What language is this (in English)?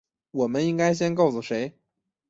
Chinese